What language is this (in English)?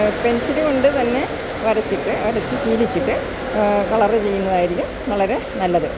Malayalam